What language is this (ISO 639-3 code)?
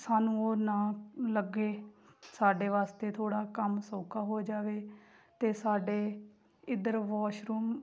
pan